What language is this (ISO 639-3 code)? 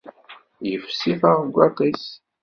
kab